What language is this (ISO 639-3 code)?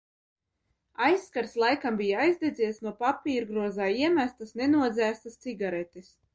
lav